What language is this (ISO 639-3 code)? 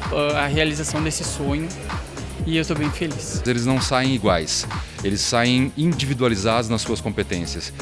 por